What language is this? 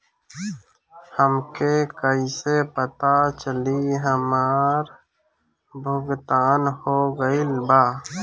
Bhojpuri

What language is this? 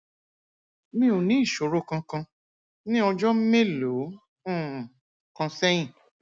Yoruba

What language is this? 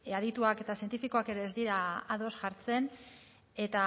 Basque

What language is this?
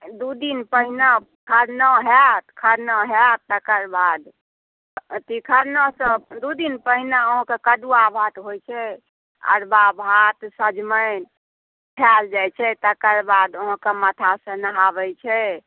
Maithili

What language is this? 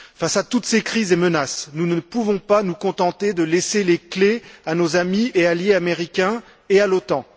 French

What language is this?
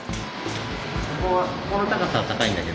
Japanese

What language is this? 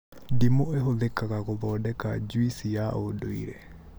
Kikuyu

